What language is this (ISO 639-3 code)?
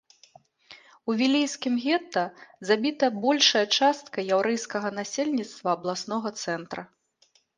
bel